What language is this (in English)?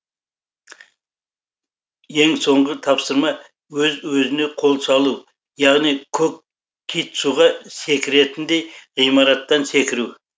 Kazakh